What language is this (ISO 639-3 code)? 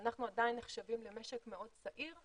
heb